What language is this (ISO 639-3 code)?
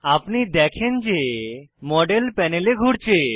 ben